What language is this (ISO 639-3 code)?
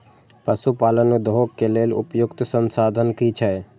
mai